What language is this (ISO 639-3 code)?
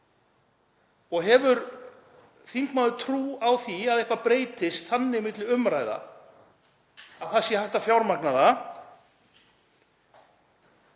isl